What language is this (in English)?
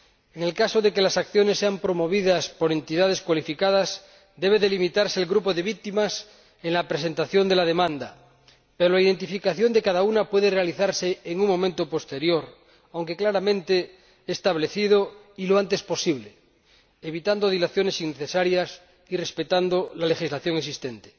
Spanish